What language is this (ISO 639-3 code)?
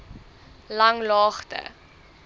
afr